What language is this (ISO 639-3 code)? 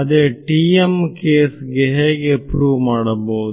kan